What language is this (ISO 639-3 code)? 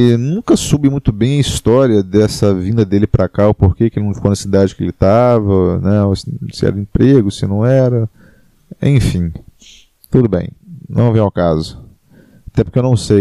por